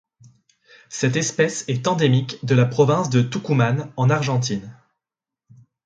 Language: French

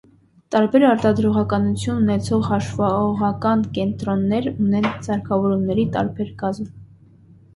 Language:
Armenian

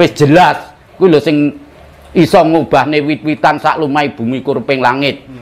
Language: Indonesian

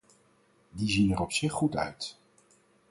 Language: Dutch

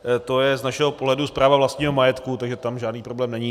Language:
Czech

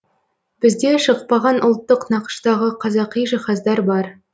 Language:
Kazakh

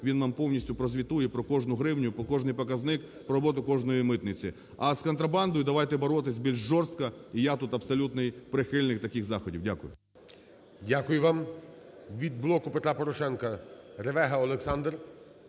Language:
Ukrainian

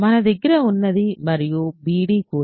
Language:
Telugu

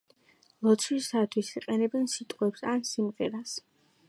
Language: Georgian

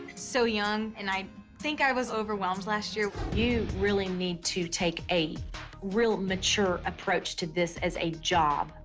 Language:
English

